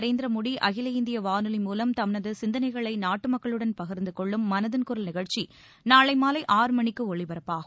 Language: Tamil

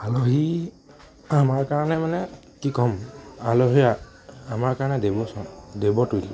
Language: Assamese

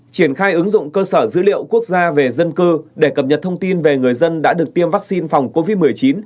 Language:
Vietnamese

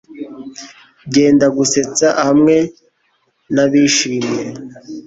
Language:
Kinyarwanda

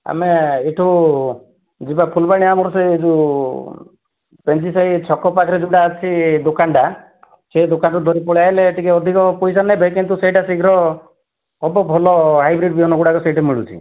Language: Odia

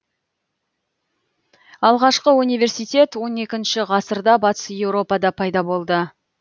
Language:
Kazakh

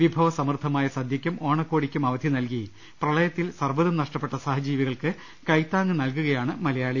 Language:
Malayalam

